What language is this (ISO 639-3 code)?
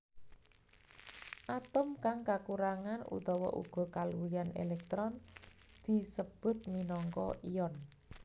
jav